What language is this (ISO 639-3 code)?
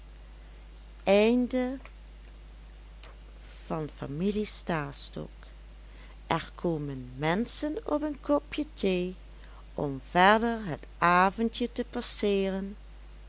nld